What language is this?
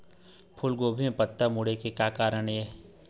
Chhattisgarhi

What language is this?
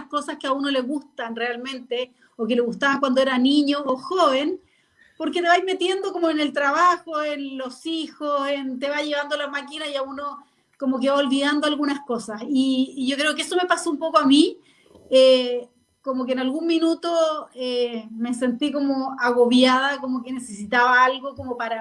Spanish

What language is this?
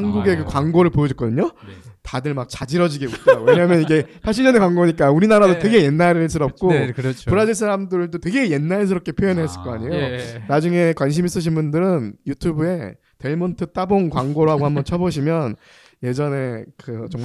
Korean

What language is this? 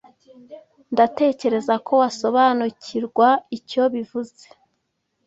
Kinyarwanda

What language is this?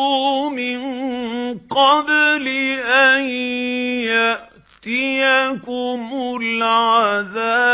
Arabic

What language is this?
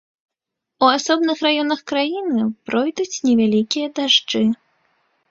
Belarusian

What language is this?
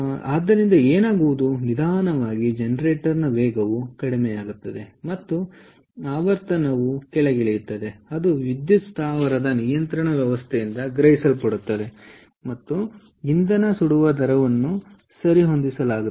Kannada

